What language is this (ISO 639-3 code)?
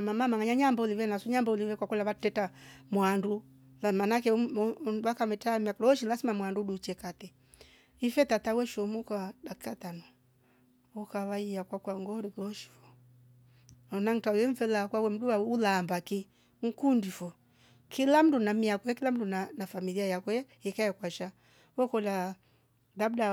rof